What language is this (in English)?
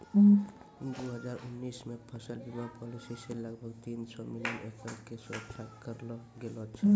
Maithili